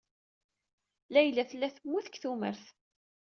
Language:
Kabyle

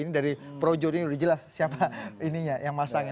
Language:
Indonesian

